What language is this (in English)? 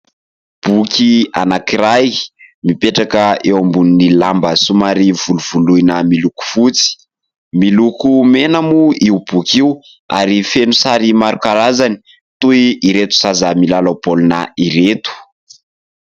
Malagasy